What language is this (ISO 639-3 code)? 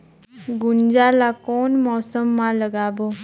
hne